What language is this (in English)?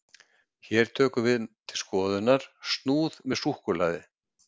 Icelandic